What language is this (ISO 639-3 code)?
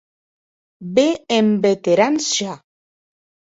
oci